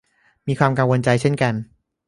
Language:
Thai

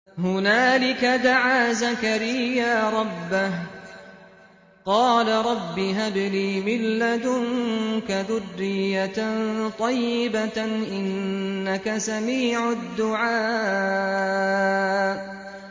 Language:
Arabic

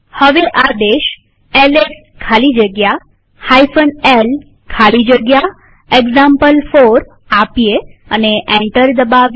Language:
Gujarati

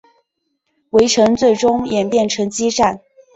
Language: Chinese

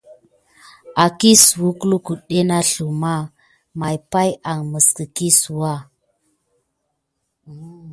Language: Gidar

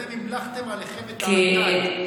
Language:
Hebrew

